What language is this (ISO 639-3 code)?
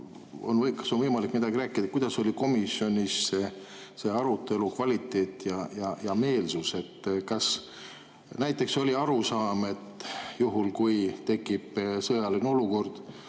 est